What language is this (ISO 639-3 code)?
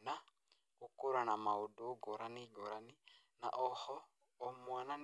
kik